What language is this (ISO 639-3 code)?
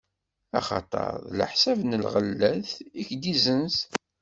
kab